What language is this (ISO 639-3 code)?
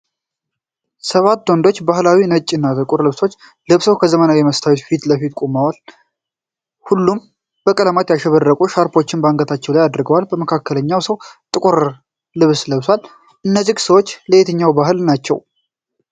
amh